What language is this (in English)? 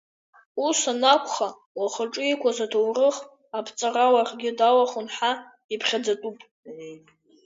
Abkhazian